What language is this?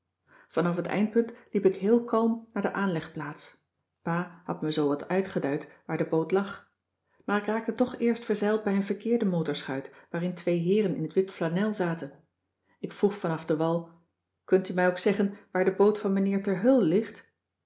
Dutch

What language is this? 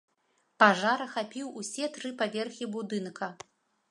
Belarusian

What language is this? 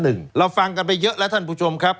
Thai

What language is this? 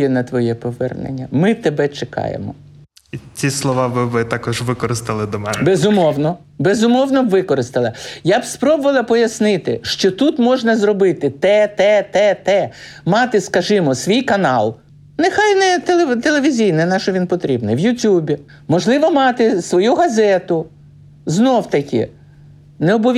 Ukrainian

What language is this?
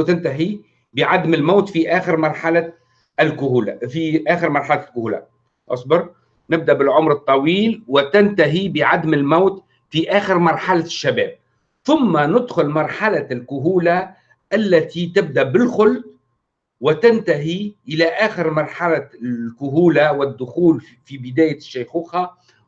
Arabic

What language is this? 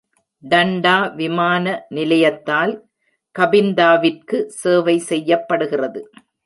Tamil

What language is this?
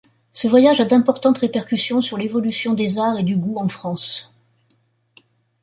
French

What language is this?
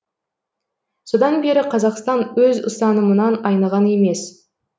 Kazakh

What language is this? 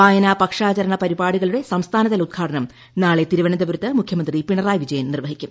Malayalam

